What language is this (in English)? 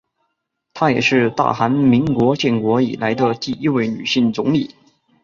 Chinese